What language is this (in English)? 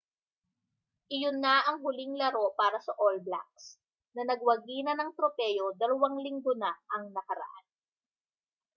Filipino